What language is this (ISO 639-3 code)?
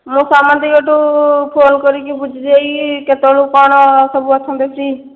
ori